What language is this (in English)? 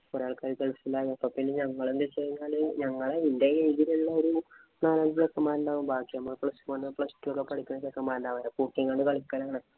Malayalam